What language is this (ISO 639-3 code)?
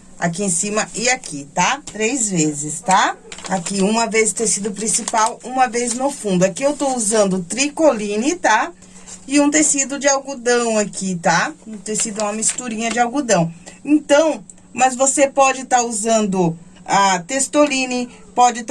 por